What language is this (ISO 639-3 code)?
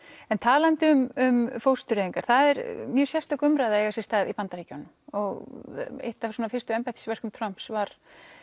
isl